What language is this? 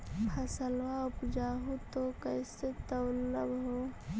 Magahi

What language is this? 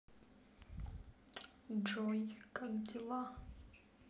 Russian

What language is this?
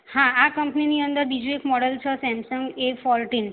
Gujarati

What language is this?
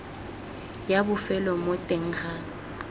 Tswana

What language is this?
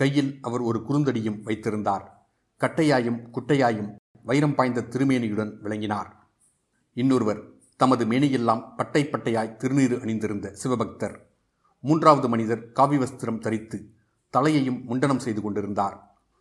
Tamil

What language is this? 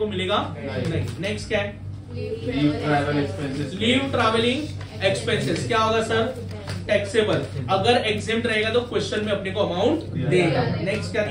Hindi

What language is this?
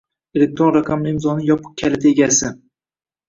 Uzbek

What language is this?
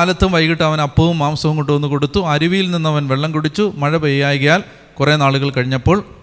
Malayalam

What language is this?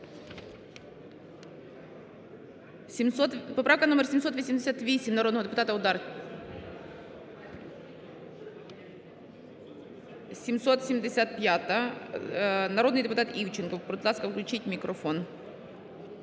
Ukrainian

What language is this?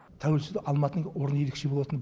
Kazakh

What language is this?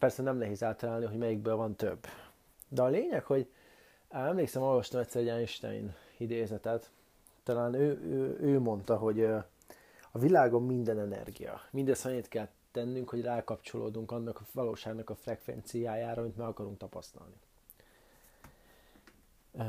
Hungarian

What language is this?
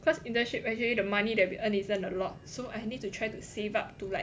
English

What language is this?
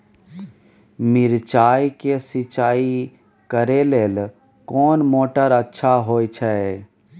Maithili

